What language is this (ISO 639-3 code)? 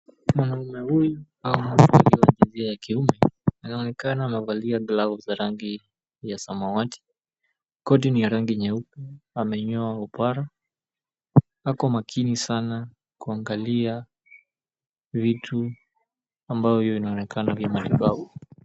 swa